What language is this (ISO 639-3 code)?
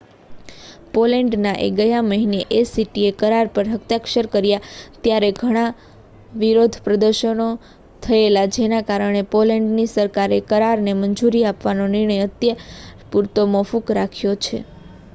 guj